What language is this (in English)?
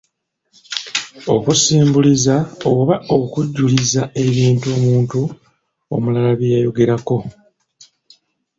Ganda